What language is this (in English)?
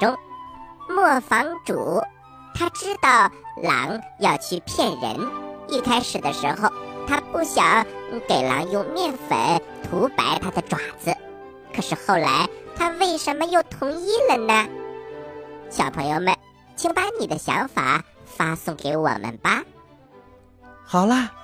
Chinese